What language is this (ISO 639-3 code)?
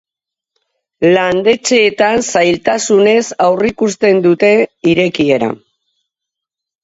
eus